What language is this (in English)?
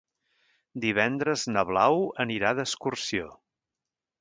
Catalan